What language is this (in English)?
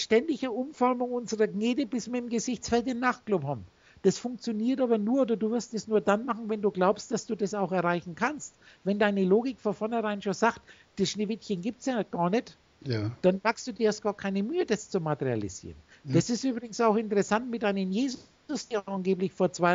German